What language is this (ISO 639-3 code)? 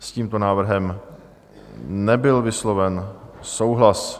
ces